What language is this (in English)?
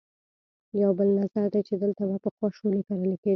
Pashto